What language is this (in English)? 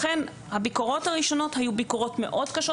Hebrew